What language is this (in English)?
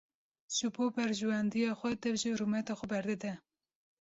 Kurdish